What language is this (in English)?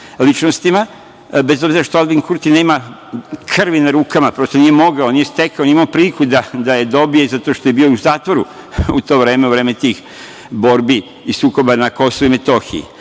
Serbian